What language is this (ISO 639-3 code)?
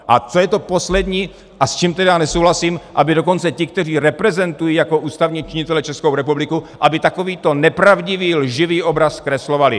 ces